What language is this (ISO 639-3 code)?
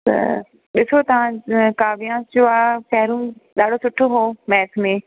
snd